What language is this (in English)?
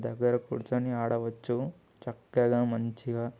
Telugu